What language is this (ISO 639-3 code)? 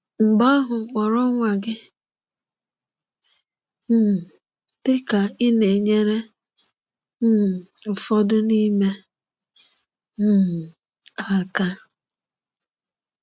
ibo